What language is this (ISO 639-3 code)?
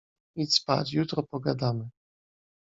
pol